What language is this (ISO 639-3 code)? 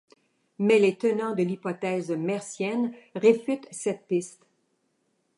fra